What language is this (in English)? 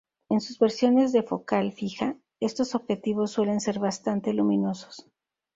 Spanish